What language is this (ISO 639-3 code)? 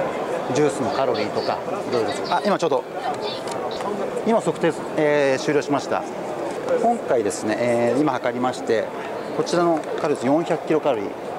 jpn